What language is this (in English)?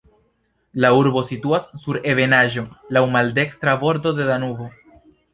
Esperanto